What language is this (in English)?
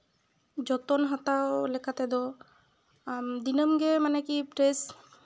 Santali